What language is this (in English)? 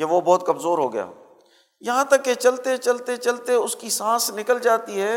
Urdu